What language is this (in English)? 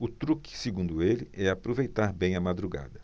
Portuguese